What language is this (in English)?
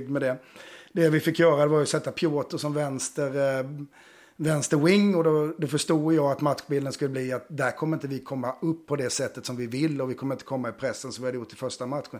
Swedish